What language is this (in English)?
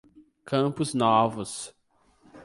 Portuguese